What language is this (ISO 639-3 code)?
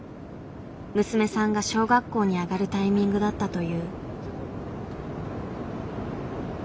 jpn